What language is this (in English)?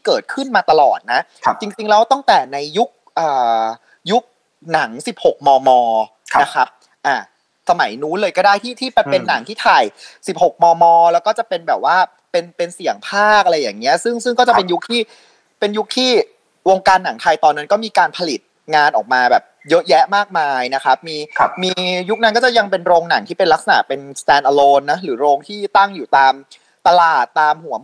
Thai